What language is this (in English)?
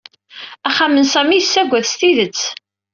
Kabyle